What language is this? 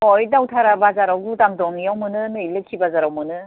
Bodo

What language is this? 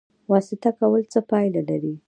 Pashto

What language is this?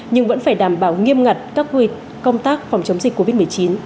Vietnamese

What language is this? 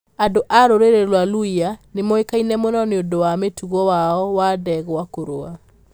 Kikuyu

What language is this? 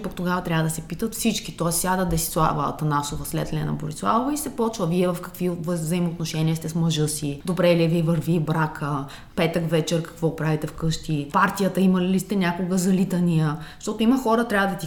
Bulgarian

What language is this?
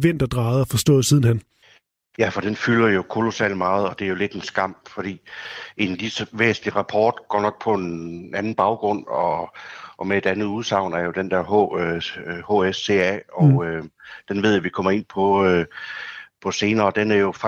Danish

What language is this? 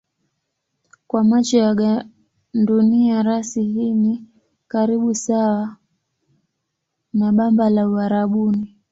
Swahili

